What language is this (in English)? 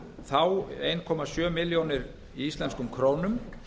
Icelandic